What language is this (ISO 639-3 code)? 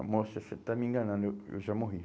por